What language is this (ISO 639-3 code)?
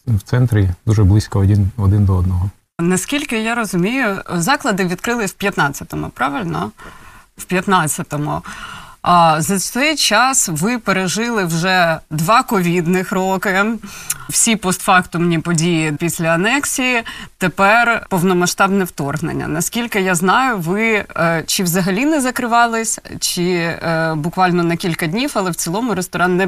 ukr